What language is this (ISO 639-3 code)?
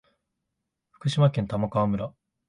jpn